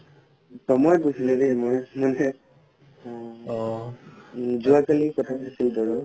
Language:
Assamese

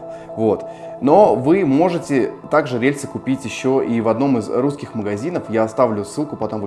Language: Russian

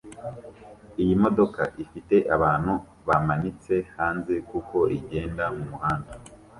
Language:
Kinyarwanda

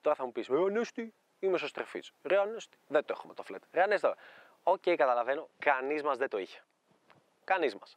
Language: Greek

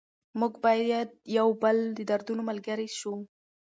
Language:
Pashto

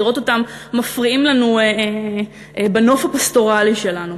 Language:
Hebrew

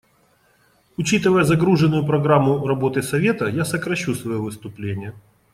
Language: Russian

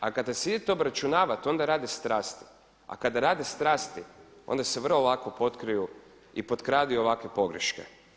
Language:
Croatian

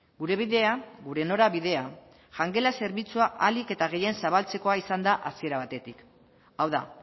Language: Basque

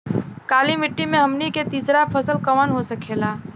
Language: Bhojpuri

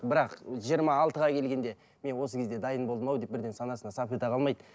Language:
Kazakh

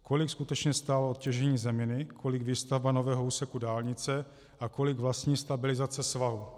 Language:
Czech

